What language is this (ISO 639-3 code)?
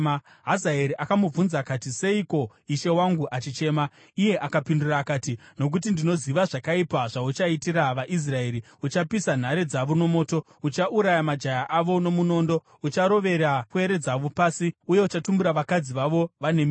sna